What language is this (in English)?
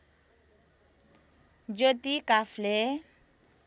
Nepali